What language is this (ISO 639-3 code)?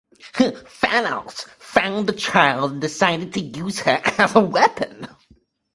eng